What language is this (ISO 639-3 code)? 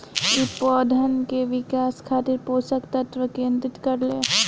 bho